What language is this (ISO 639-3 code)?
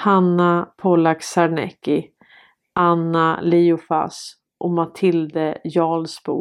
swe